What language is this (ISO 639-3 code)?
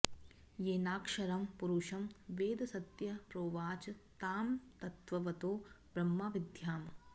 san